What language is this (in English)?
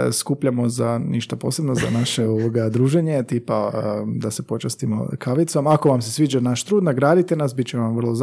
Croatian